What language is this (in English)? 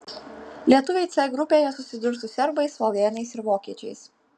Lithuanian